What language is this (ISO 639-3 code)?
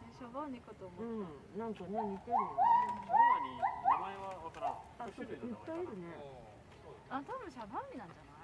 jpn